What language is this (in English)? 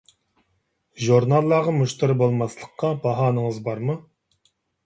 Uyghur